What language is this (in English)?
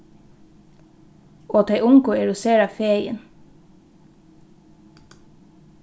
Faroese